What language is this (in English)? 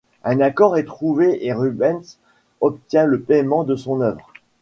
French